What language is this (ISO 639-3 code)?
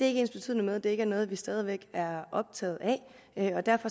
dan